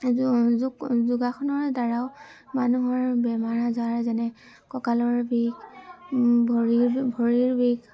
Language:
Assamese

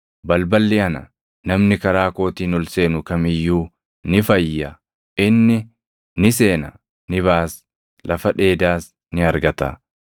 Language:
Oromo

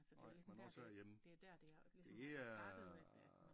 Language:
Danish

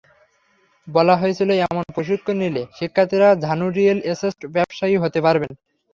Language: Bangla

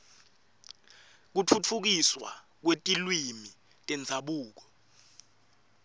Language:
Swati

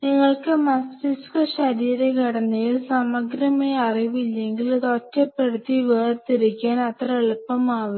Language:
Malayalam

